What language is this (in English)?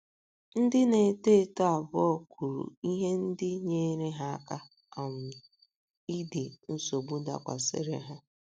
Igbo